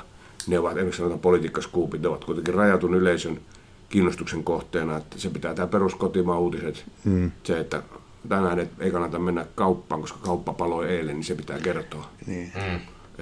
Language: Finnish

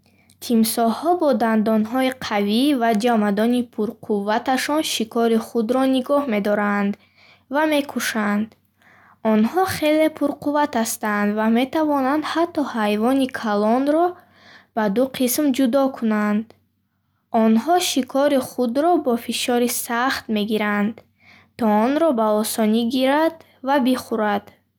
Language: Bukharic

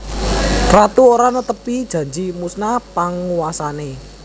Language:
Javanese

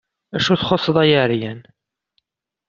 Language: Kabyle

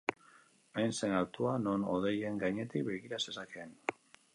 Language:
Basque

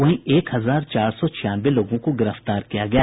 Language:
Hindi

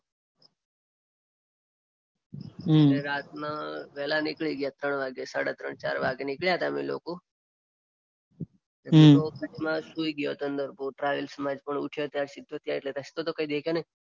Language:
Gujarati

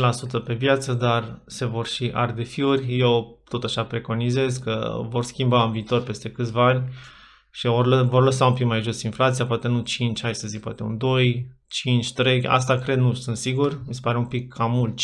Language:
Romanian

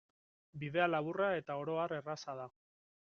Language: Basque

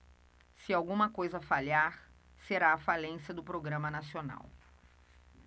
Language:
Portuguese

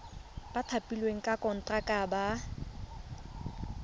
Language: Tswana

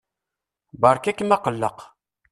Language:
Kabyle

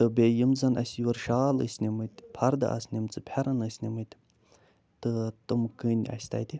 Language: Kashmiri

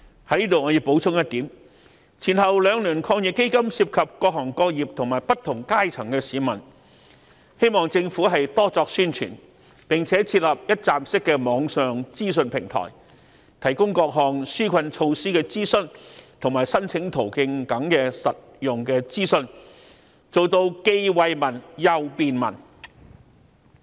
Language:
Cantonese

